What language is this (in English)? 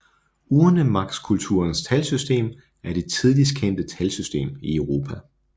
Danish